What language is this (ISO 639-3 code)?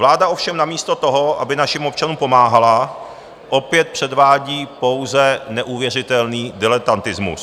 ces